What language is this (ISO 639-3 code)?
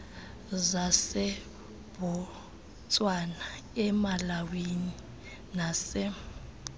xho